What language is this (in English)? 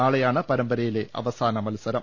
Malayalam